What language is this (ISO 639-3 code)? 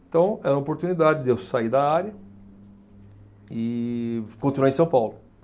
por